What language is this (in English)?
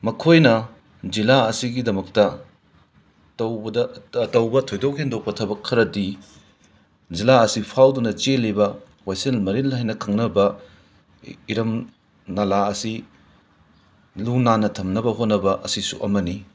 Manipuri